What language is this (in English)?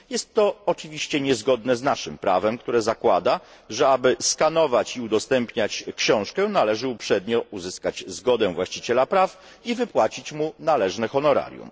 Polish